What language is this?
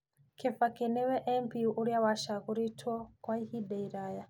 Kikuyu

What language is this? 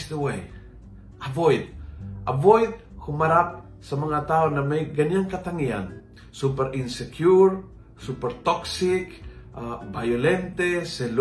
Filipino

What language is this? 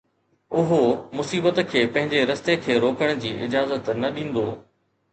Sindhi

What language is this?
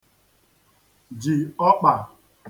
Igbo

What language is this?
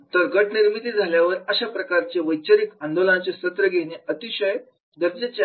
Marathi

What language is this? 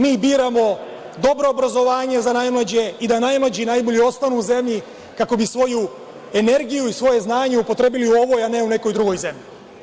Serbian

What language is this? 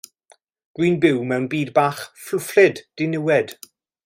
Welsh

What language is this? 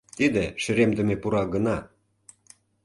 Mari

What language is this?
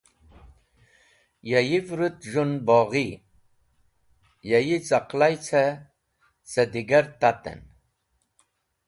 Wakhi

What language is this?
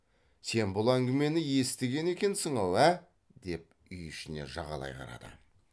Kazakh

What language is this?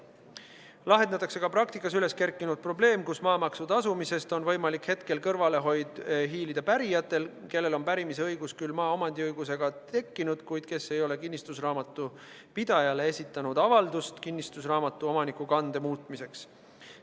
Estonian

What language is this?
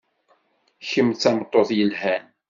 Kabyle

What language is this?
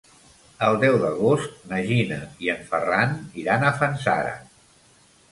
Catalan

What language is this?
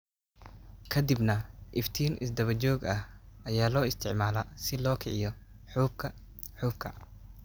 Somali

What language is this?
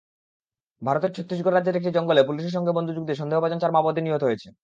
Bangla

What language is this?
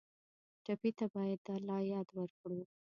Pashto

